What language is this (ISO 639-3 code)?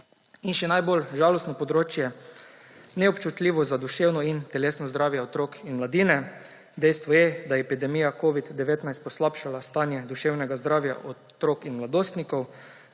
slv